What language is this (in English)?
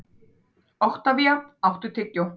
Icelandic